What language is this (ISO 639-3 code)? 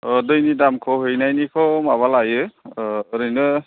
brx